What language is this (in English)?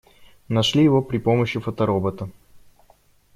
Russian